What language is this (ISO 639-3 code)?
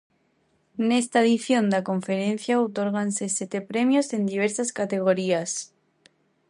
glg